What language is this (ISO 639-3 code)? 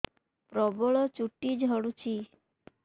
ori